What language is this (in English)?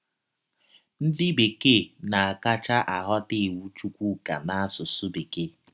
Igbo